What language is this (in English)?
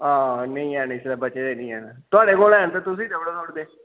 Dogri